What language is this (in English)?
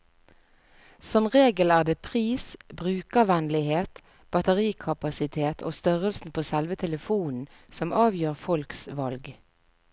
Norwegian